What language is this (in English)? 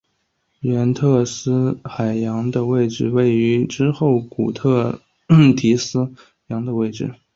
Chinese